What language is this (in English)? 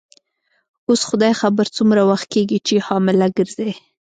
Pashto